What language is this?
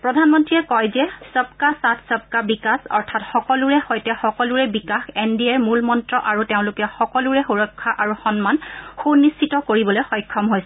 Assamese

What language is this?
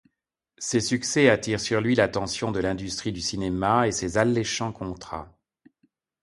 French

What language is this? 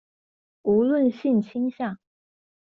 Chinese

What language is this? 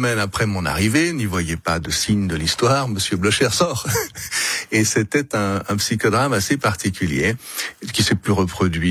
French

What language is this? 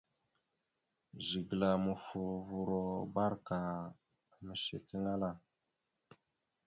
Mada (Cameroon)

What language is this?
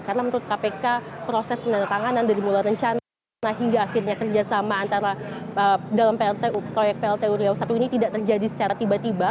Indonesian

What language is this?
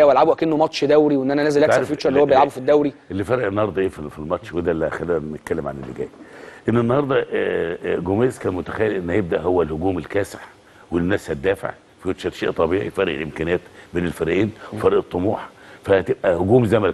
Arabic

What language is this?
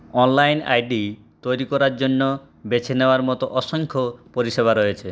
Bangla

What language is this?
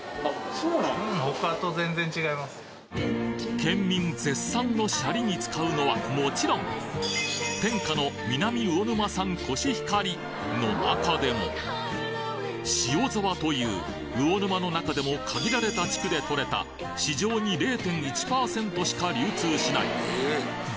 Japanese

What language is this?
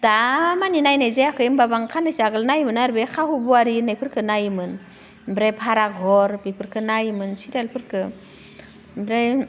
Bodo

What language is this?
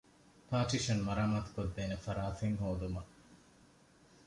Divehi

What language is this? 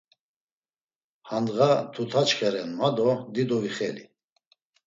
Laz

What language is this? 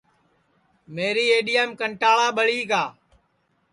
Sansi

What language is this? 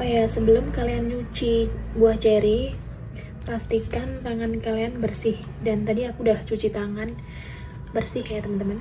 Indonesian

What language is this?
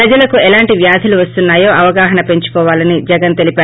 Telugu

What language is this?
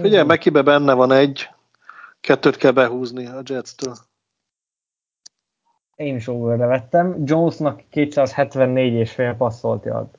Hungarian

